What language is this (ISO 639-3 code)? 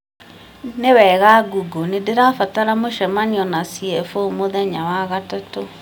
kik